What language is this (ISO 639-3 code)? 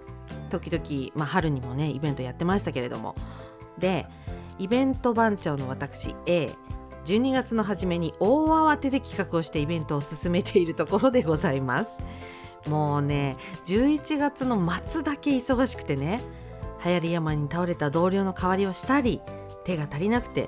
jpn